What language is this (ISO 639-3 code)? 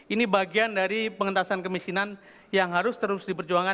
ind